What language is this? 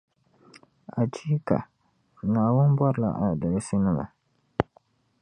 Dagbani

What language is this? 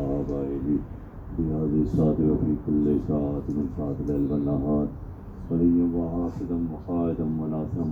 Urdu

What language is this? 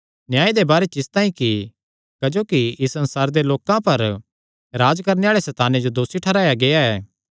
Kangri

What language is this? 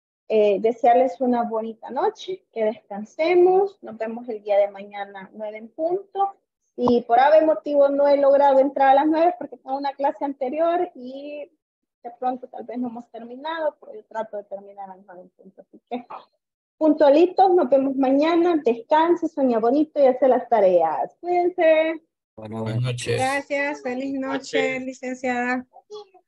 Spanish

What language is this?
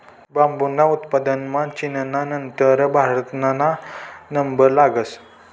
Marathi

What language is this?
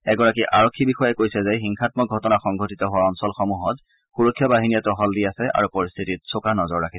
Assamese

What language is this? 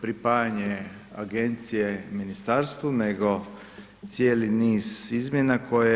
Croatian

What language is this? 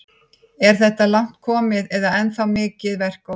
Icelandic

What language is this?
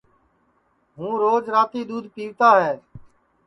Sansi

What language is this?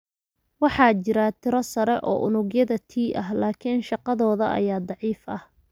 Somali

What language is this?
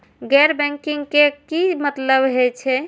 Maithili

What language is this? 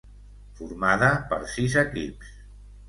Catalan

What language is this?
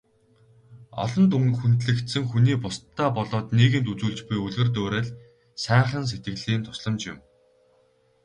Mongolian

